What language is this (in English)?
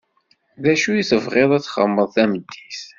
Kabyle